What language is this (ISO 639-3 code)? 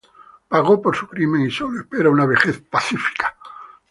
spa